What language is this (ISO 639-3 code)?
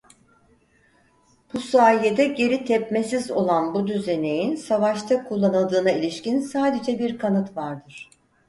tur